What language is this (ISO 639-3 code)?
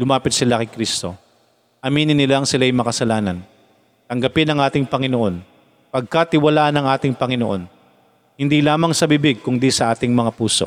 fil